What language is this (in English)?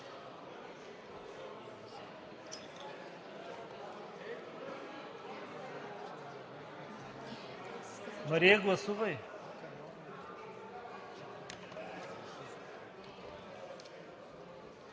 Bulgarian